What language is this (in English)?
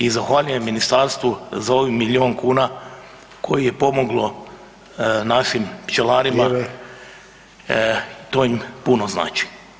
Croatian